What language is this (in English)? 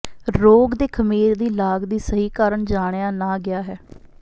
Punjabi